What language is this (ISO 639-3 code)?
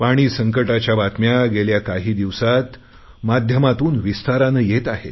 mar